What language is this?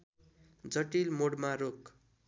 Nepali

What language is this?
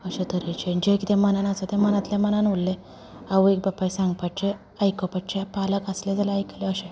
Konkani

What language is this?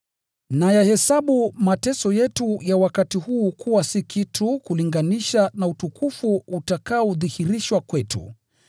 Swahili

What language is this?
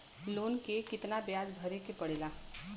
Bhojpuri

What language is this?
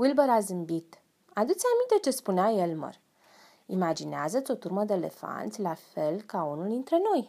Romanian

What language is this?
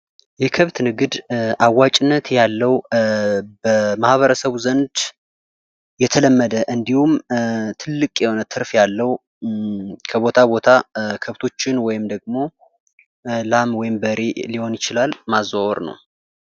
Amharic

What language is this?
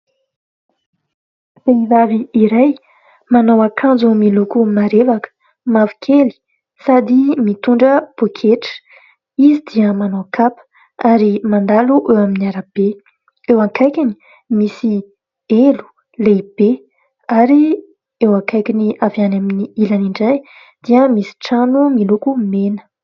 Malagasy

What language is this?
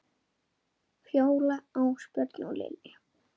Icelandic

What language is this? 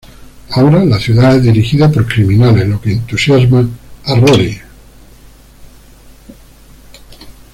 Spanish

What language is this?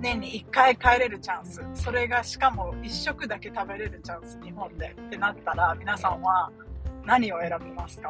Japanese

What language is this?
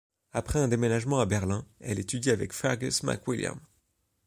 French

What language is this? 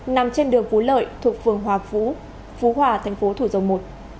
Vietnamese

